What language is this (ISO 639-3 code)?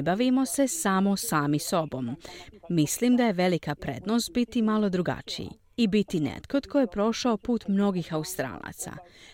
hrv